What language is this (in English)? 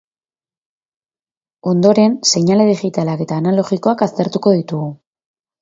Basque